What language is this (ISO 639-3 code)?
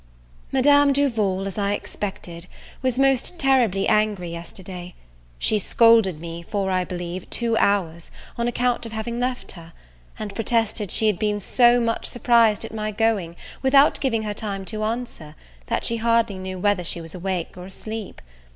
eng